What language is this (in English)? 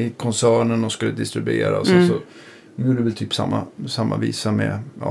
Swedish